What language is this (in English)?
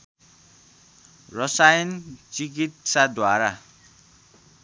Nepali